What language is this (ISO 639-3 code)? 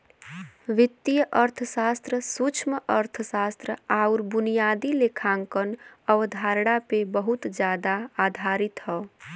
bho